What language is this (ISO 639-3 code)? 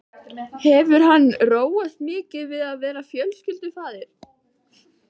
isl